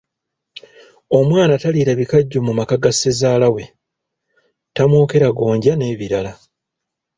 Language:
Ganda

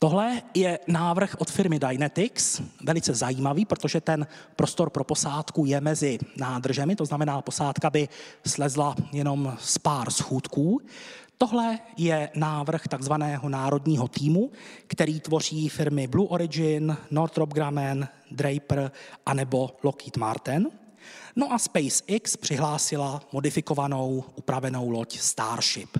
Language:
Czech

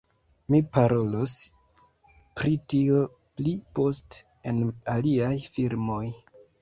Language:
Esperanto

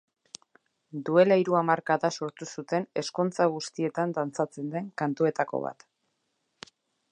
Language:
Basque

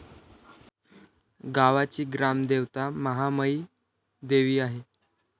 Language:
Marathi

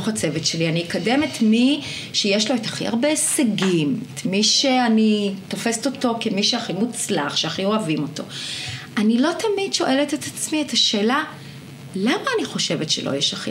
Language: Hebrew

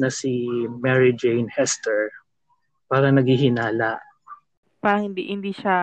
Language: Filipino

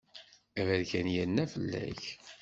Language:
Kabyle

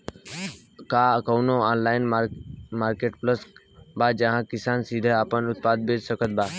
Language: Bhojpuri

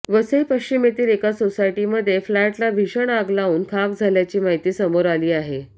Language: Marathi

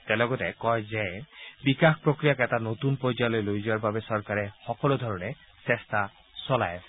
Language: Assamese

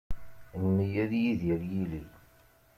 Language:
Kabyle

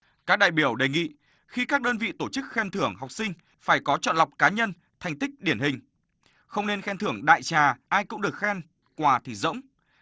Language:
Vietnamese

